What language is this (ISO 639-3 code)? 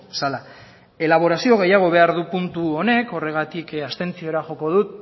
eus